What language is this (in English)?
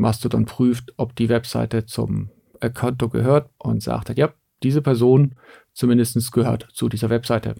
German